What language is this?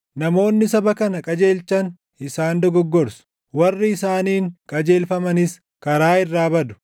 Oromo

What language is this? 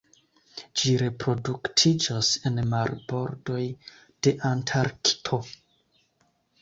Esperanto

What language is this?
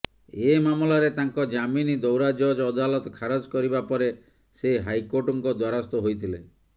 Odia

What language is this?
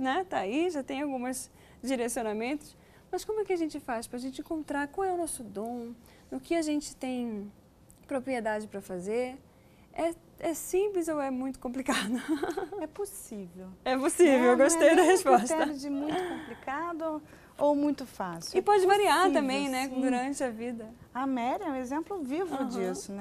Portuguese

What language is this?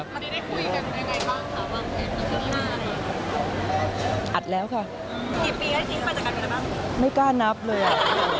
Thai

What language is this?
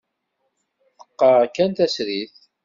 Kabyle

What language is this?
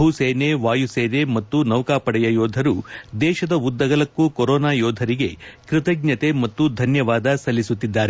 Kannada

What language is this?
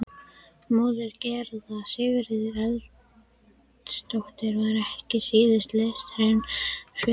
Icelandic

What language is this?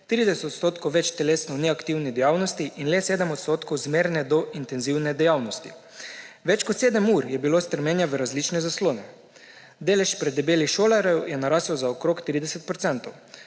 Slovenian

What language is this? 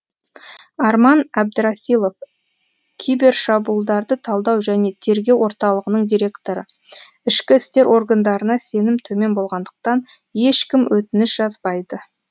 Kazakh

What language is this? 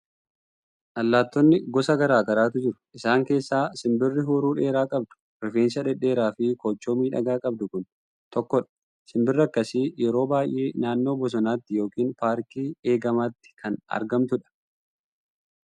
Oromo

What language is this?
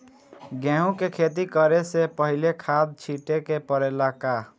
Bhojpuri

